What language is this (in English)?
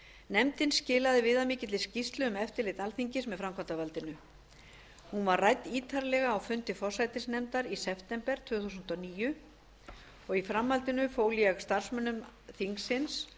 Icelandic